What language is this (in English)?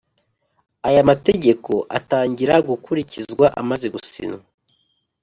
Kinyarwanda